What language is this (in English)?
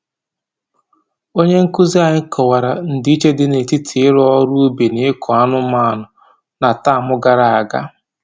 Igbo